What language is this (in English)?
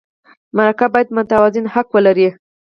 Pashto